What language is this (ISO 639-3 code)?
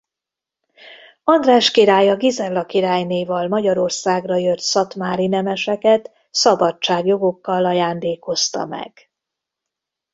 hun